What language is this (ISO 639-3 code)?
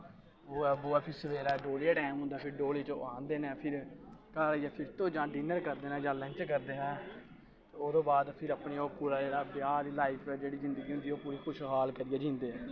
doi